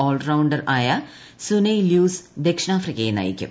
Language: Malayalam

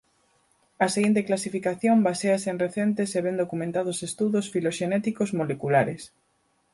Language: Galician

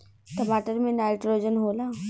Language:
Bhojpuri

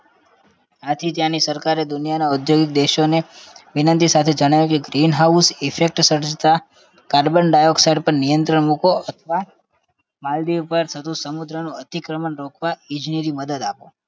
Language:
Gujarati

